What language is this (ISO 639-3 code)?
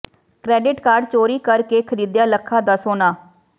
pan